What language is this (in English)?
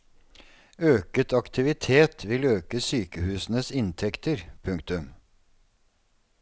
Norwegian